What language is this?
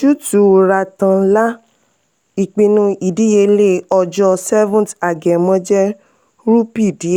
Yoruba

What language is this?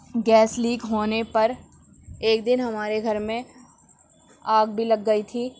Urdu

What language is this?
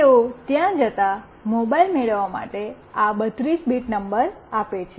Gujarati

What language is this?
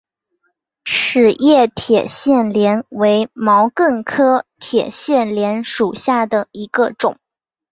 Chinese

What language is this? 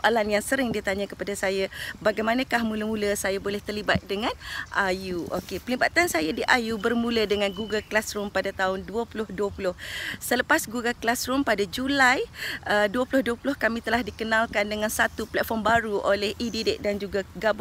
Malay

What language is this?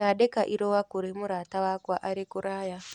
Kikuyu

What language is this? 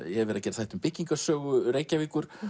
Icelandic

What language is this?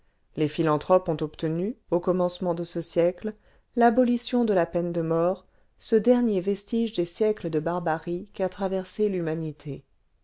French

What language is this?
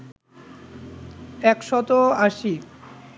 Bangla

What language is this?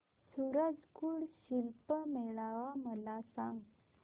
Marathi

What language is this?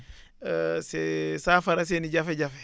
Wolof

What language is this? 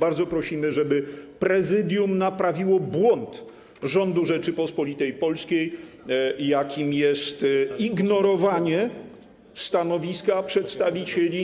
Polish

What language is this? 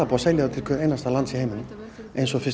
Icelandic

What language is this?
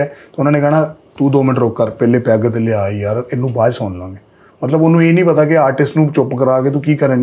Punjabi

